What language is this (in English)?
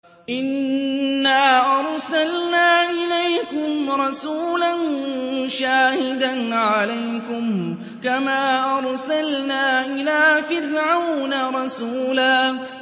Arabic